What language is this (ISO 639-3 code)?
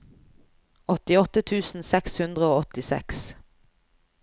nor